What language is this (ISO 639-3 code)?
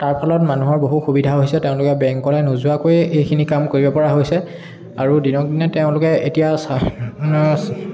asm